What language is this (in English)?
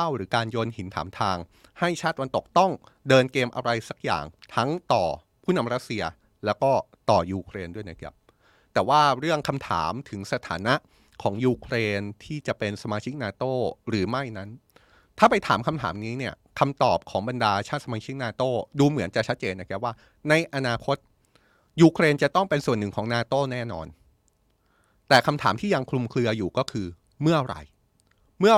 Thai